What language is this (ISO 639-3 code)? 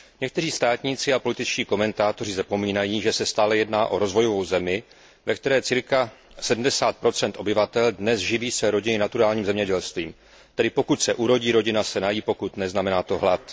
ces